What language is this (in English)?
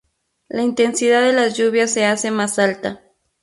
Spanish